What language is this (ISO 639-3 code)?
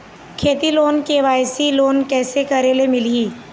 hne